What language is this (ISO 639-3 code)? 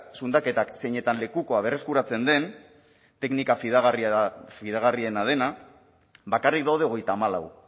eus